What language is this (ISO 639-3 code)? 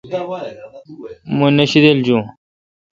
xka